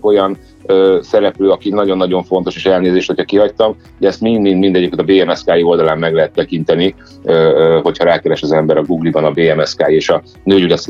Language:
Hungarian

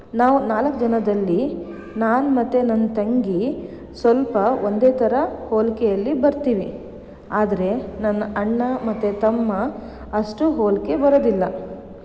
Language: Kannada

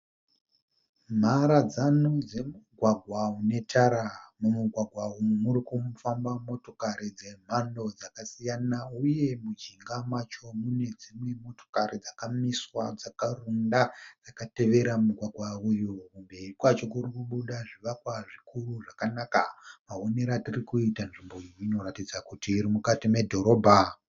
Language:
Shona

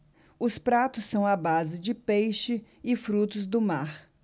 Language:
Portuguese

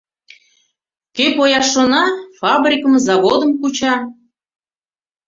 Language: Mari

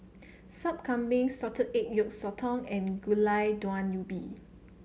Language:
English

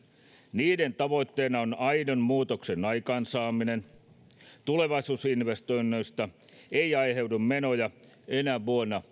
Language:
Finnish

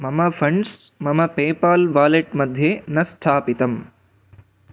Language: Sanskrit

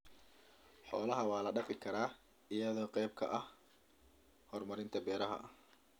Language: Somali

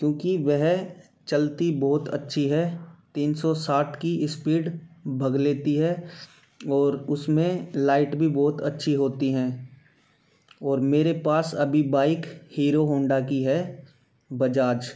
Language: Hindi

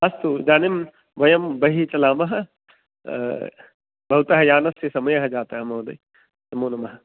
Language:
Sanskrit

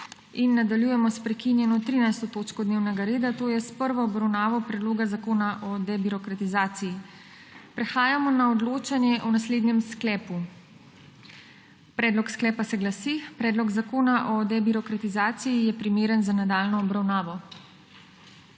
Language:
Slovenian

